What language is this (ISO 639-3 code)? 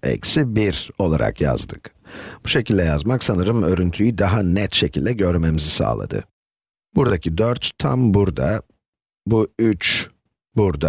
tur